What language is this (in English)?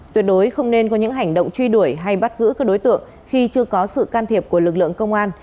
Vietnamese